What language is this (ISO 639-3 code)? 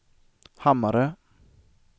swe